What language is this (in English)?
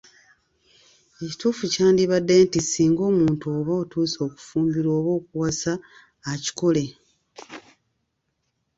Ganda